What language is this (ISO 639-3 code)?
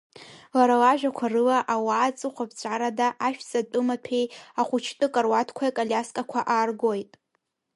abk